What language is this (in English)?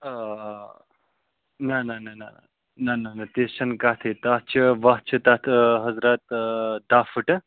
Kashmiri